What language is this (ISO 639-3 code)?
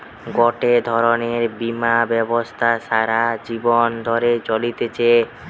ben